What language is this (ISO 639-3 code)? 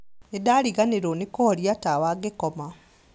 kik